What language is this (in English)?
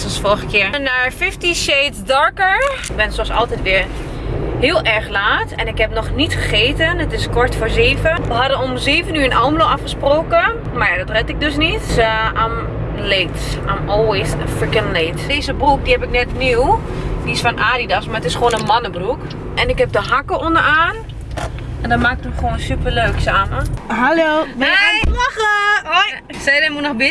Dutch